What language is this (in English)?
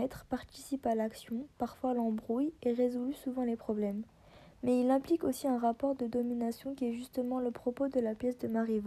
French